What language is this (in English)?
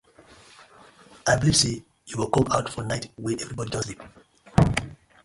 Nigerian Pidgin